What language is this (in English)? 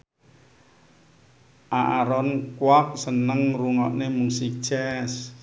Javanese